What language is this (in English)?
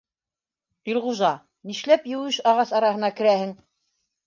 Bashkir